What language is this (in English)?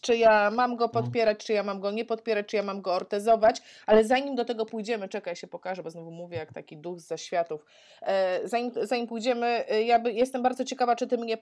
Polish